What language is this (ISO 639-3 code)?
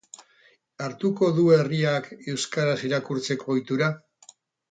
eus